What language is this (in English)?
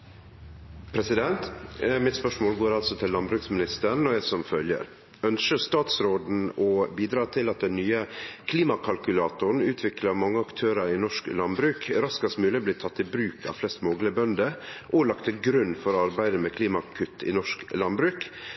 Norwegian